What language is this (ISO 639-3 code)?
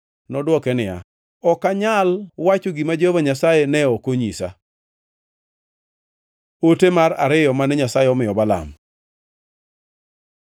luo